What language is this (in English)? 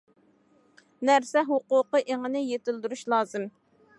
Uyghur